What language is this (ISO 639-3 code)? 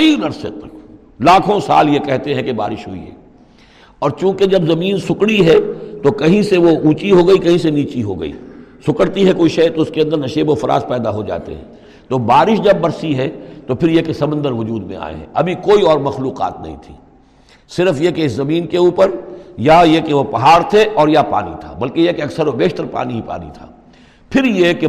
urd